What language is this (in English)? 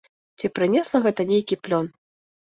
Belarusian